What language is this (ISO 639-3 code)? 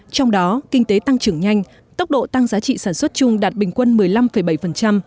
vie